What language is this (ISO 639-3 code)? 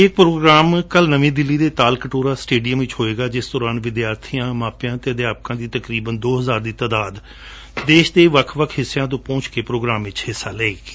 pan